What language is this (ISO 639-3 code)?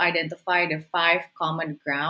ind